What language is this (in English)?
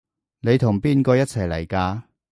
Cantonese